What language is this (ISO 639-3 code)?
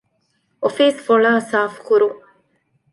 div